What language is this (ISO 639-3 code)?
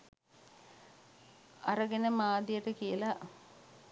sin